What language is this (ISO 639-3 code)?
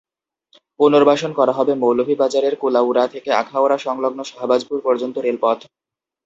ben